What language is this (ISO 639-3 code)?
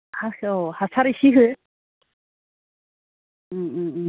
brx